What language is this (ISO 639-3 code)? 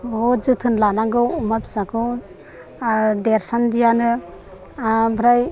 brx